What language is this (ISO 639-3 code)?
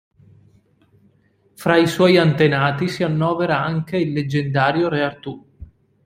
ita